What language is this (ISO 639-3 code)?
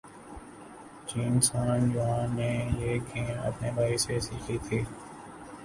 urd